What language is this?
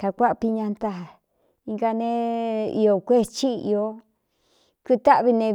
Cuyamecalco Mixtec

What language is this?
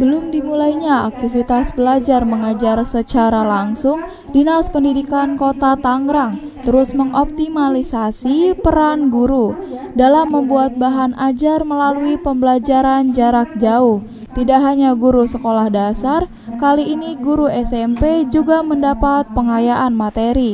Indonesian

